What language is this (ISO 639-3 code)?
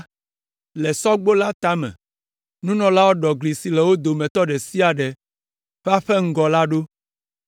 ewe